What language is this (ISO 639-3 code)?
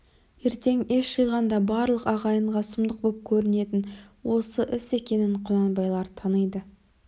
kaz